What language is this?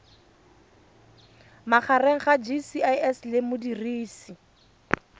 Tswana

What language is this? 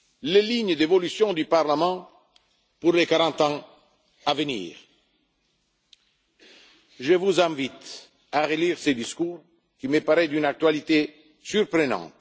French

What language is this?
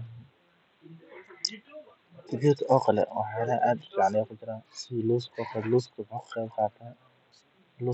Somali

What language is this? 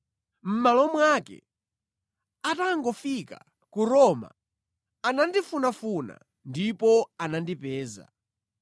Nyanja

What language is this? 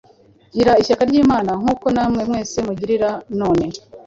Kinyarwanda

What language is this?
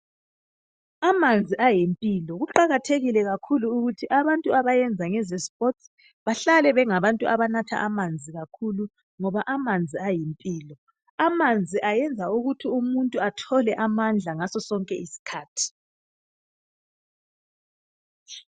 North Ndebele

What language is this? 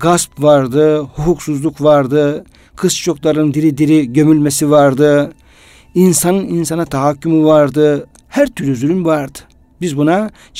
Turkish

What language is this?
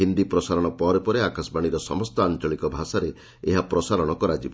Odia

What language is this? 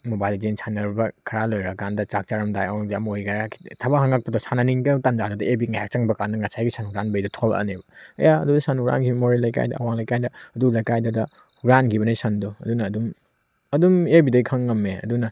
Manipuri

